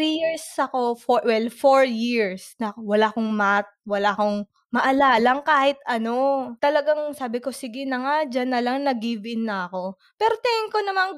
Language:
Filipino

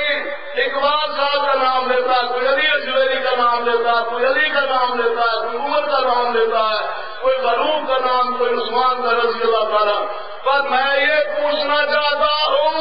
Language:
Arabic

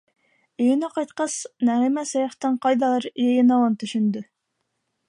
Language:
Bashkir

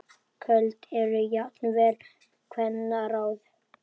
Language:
Icelandic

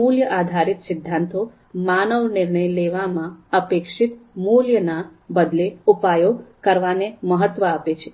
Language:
Gujarati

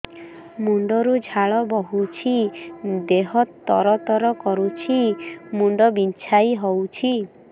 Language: Odia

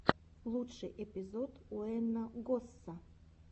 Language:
Russian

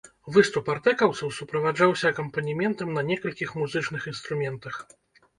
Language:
Belarusian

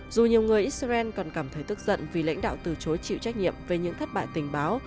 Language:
Vietnamese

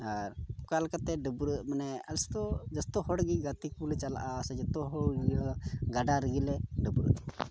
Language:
Santali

